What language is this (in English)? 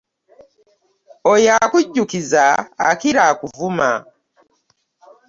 Ganda